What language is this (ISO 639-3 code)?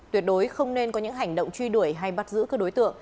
vie